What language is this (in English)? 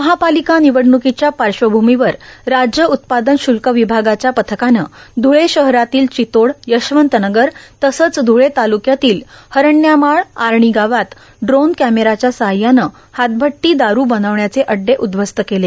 Marathi